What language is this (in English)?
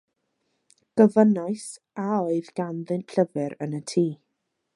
Welsh